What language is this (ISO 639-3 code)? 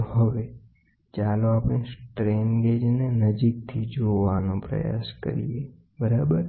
guj